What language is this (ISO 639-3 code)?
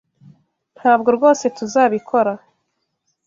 kin